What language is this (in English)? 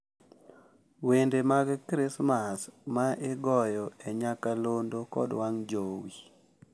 Luo (Kenya and Tanzania)